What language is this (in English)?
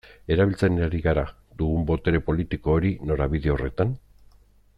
Basque